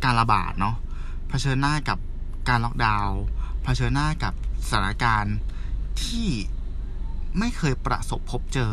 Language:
Thai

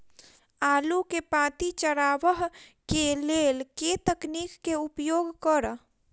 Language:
Maithili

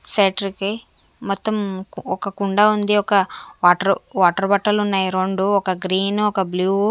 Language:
Telugu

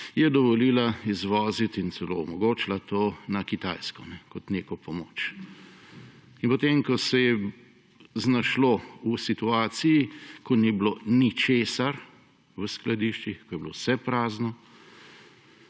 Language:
Slovenian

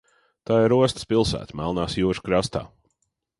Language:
Latvian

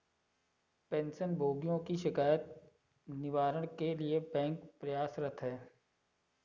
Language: Hindi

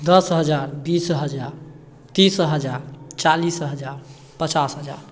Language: Maithili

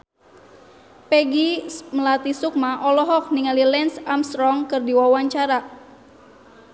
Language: Sundanese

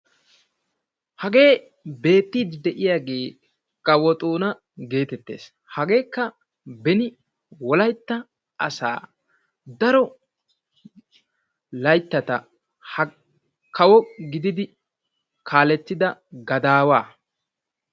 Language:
Wolaytta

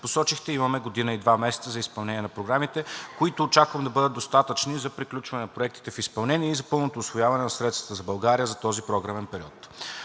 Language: Bulgarian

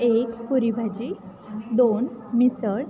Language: Marathi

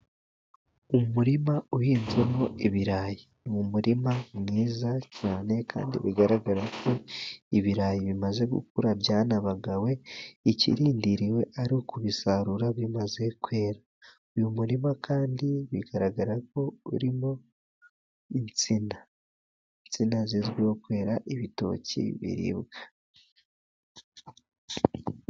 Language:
Kinyarwanda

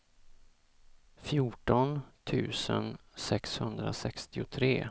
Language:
Swedish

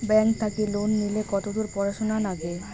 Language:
Bangla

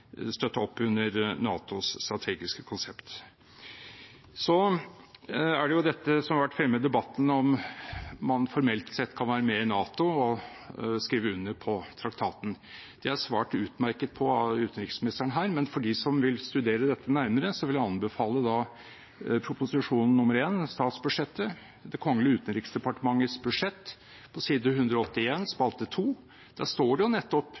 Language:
Norwegian Bokmål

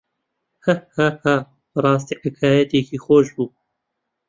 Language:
Central Kurdish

